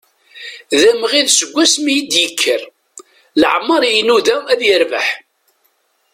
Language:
Kabyle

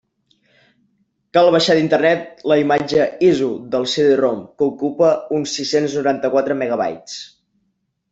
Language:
Catalan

